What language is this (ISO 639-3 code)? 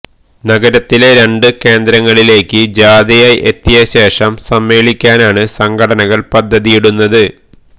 mal